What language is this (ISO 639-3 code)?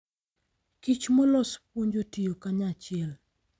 luo